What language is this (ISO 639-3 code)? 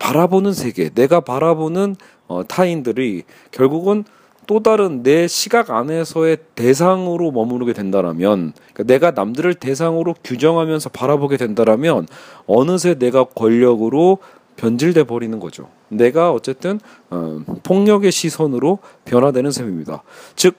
kor